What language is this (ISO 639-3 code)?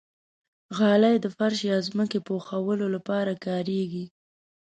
pus